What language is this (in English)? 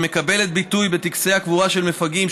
Hebrew